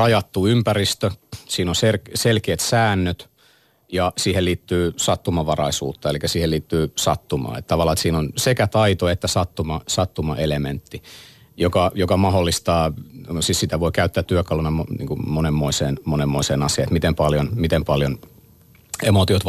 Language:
Finnish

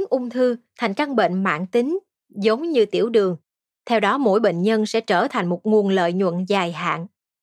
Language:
Vietnamese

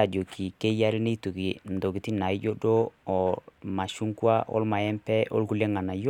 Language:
Masai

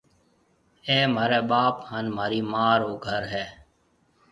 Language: Marwari (Pakistan)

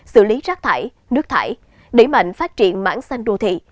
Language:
Vietnamese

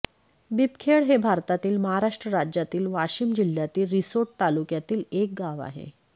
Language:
Marathi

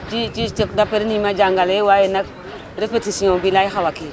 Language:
Wolof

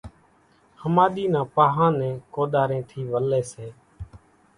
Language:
Kachi Koli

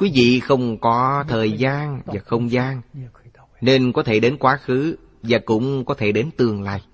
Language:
Vietnamese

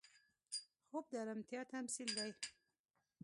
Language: Pashto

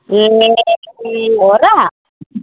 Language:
Nepali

